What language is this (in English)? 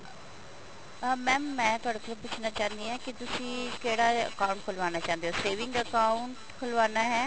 Punjabi